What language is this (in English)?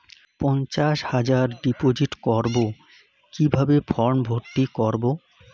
Bangla